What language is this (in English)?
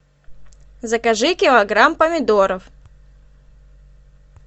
Russian